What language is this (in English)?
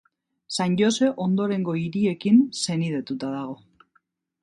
Basque